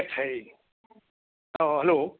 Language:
Manipuri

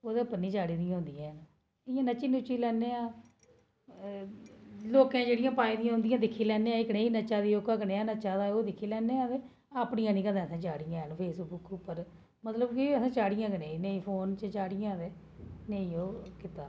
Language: Dogri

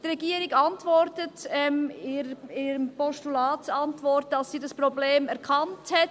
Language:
Swiss German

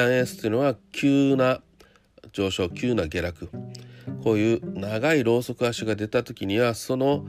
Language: Japanese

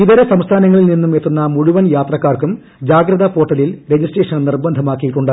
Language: Malayalam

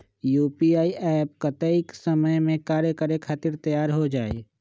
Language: Magahi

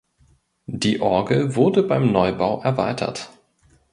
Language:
German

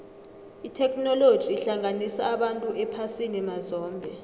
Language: South Ndebele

